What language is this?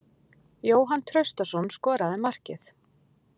Icelandic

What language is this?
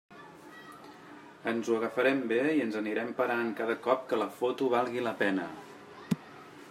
Catalan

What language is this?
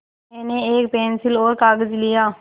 Hindi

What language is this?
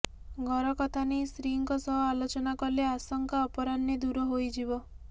Odia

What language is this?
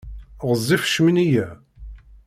Kabyle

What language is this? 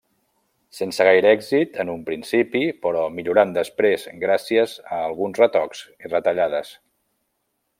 Catalan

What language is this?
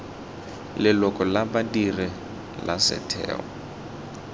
Tswana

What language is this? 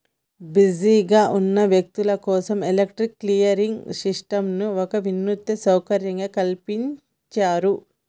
Telugu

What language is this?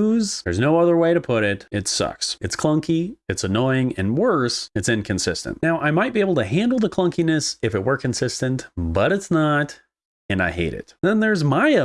English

